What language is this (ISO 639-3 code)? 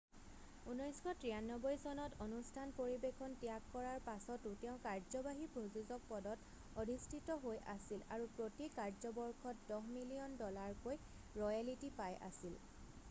asm